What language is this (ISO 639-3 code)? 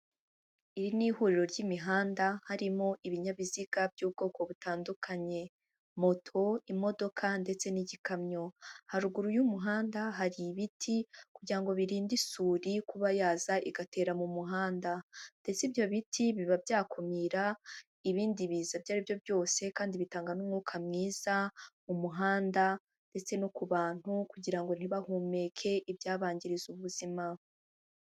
kin